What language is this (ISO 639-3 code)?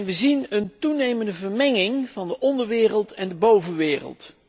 nld